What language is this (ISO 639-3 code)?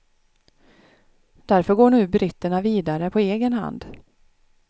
swe